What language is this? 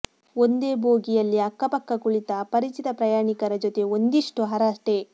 Kannada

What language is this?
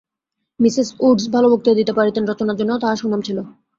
Bangla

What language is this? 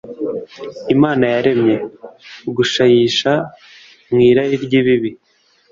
Kinyarwanda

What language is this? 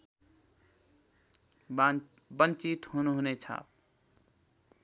Nepali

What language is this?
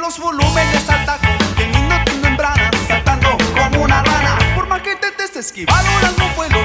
Spanish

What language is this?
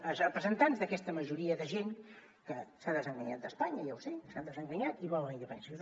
Catalan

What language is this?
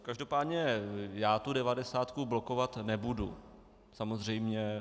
Czech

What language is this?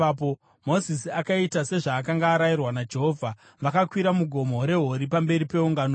Shona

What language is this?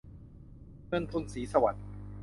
Thai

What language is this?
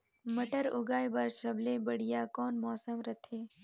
Chhattisgarhi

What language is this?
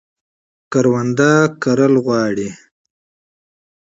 Pashto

